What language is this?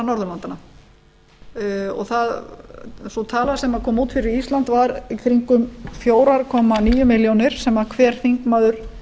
Icelandic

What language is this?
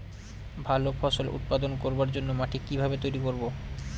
Bangla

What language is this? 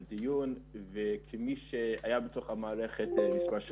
Hebrew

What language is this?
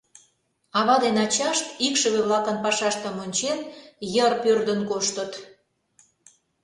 Mari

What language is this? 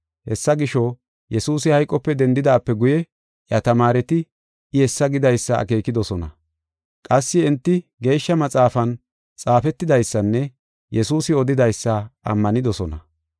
Gofa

